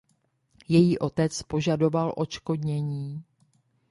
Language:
Czech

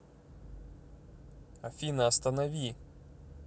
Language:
Russian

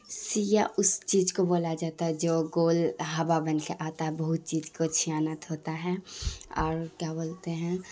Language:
Urdu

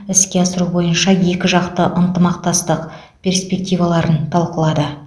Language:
Kazakh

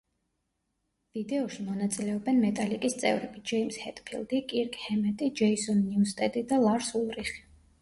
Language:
Georgian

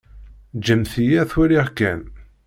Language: Kabyle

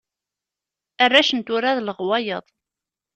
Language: Kabyle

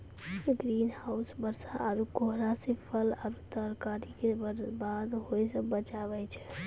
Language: Maithili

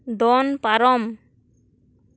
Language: Santali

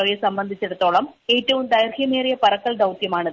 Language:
Malayalam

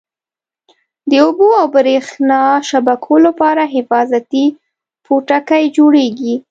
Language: Pashto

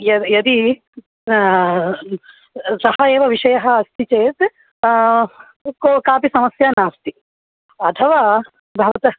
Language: Sanskrit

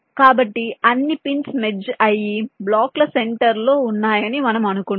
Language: Telugu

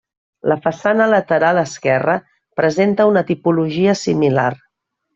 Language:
Catalan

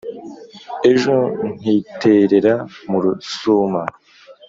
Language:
Kinyarwanda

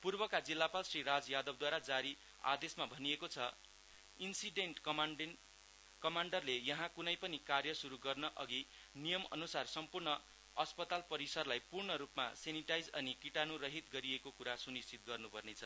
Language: Nepali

